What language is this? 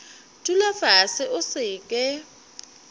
Northern Sotho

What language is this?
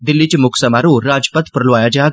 Dogri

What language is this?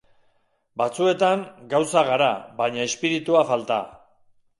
Basque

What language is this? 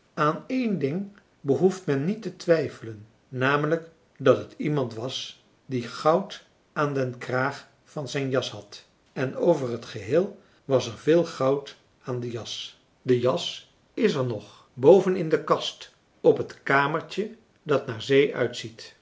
Dutch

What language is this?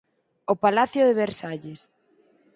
Galician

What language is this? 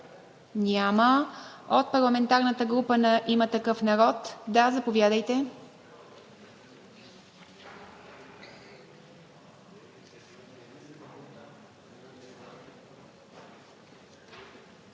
Bulgarian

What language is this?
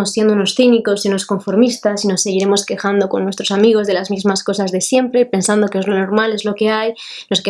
Spanish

